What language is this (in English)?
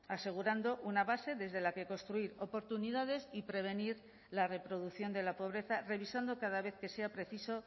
Spanish